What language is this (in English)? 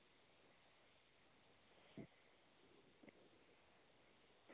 Hindi